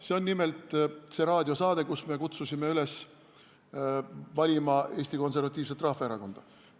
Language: Estonian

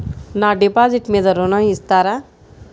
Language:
Telugu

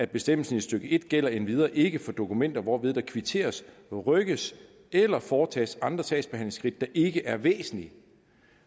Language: Danish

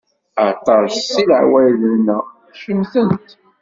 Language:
Kabyle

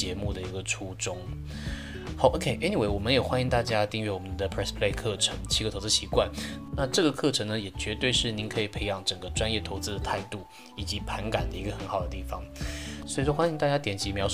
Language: Chinese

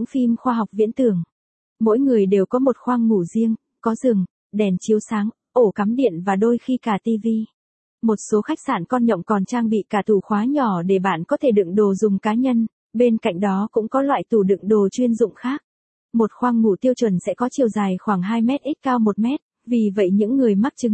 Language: Vietnamese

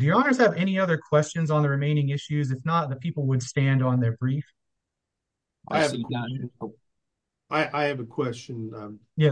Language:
English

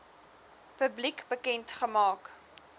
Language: Afrikaans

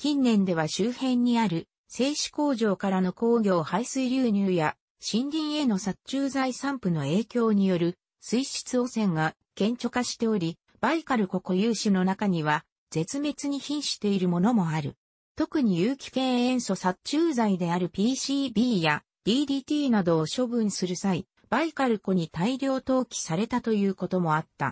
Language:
Japanese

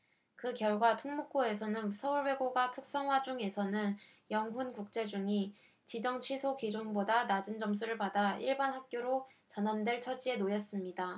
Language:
Korean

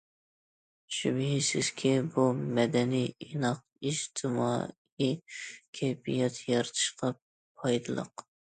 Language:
Uyghur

